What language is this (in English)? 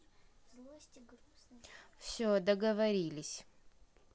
Russian